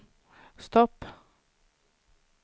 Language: Swedish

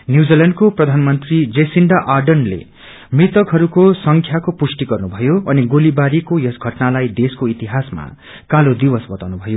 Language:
Nepali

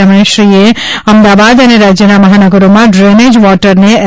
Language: Gujarati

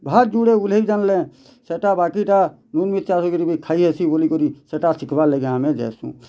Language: Odia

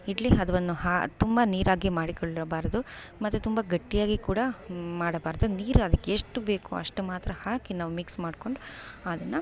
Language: Kannada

